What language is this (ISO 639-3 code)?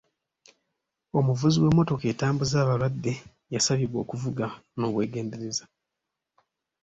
lug